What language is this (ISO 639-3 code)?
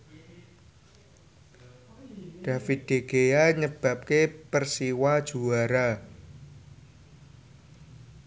jav